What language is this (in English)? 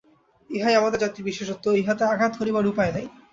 Bangla